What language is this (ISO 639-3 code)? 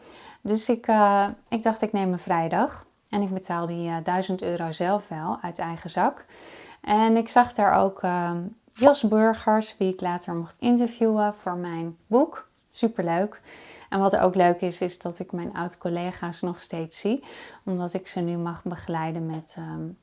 nld